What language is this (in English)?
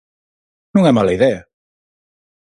Galician